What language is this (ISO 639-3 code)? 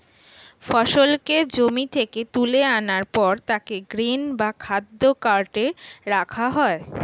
ben